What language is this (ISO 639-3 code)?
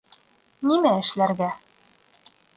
bak